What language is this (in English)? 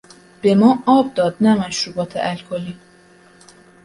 Persian